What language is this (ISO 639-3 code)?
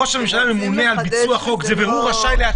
heb